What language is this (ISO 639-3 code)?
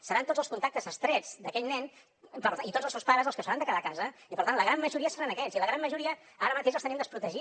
cat